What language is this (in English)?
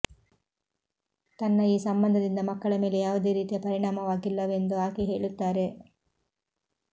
Kannada